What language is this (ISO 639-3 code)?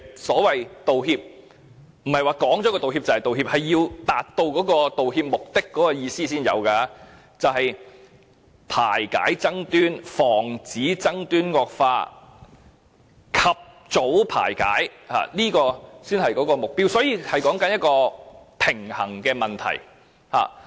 yue